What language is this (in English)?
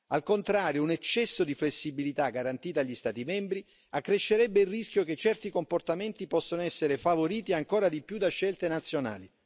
Italian